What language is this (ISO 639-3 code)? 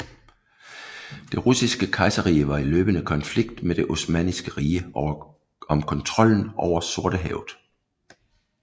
dan